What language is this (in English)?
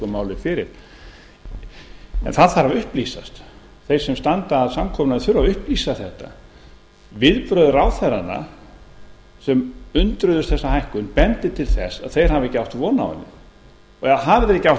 Icelandic